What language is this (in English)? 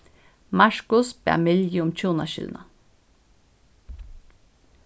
Faroese